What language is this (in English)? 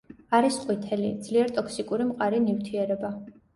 Georgian